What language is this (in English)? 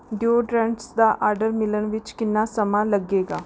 Punjabi